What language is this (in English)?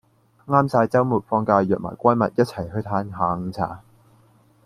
Cantonese